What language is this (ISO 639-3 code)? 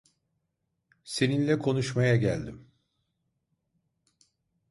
tur